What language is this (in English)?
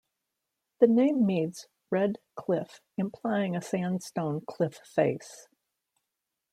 English